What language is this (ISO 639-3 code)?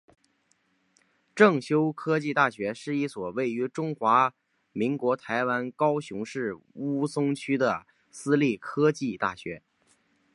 zho